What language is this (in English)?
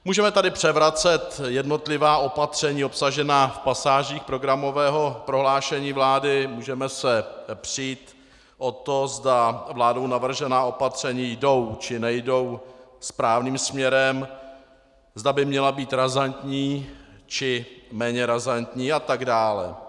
Czech